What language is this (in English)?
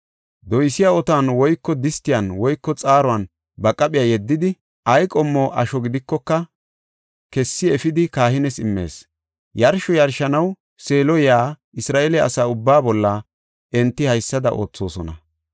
Gofa